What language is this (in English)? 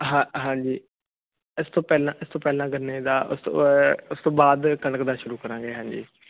Punjabi